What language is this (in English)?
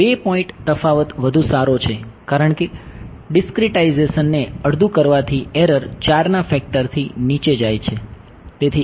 Gujarati